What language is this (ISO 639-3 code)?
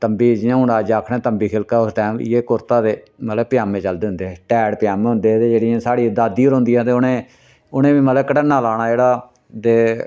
doi